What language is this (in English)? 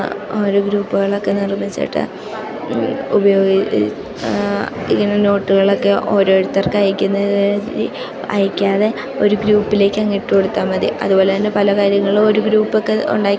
Malayalam